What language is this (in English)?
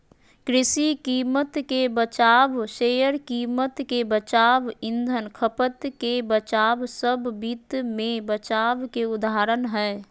Magahi